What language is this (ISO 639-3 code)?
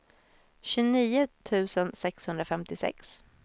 swe